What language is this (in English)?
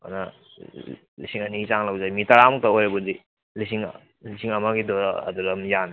Manipuri